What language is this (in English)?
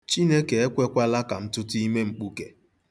Igbo